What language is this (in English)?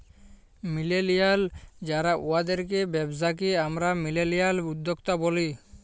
Bangla